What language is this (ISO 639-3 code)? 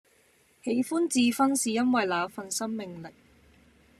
yue